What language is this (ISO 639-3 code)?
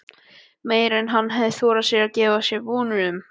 isl